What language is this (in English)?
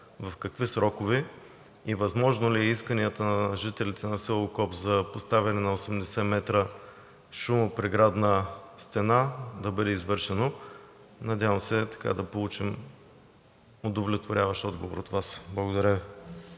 Bulgarian